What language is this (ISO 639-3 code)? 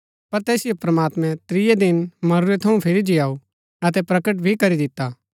gbk